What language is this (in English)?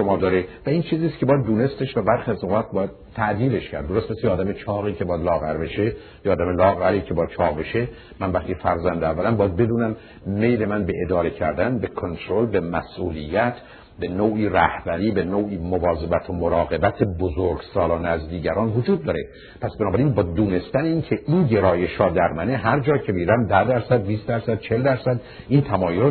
Persian